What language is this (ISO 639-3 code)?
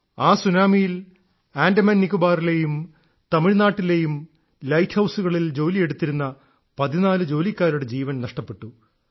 mal